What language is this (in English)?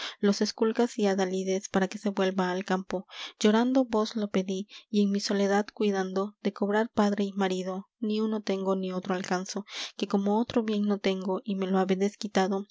Spanish